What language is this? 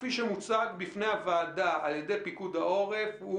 Hebrew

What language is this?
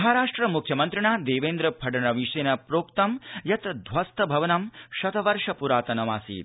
Sanskrit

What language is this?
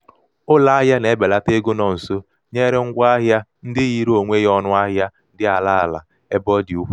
Igbo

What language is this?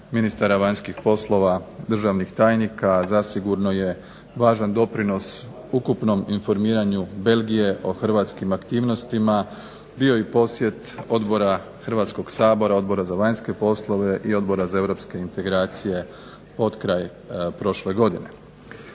Croatian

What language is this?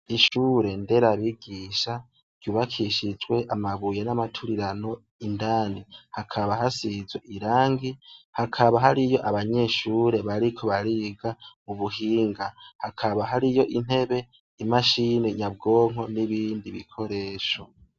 Rundi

